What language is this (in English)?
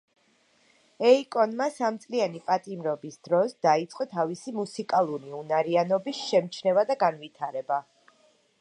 Georgian